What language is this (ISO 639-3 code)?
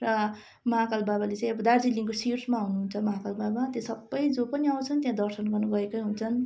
nep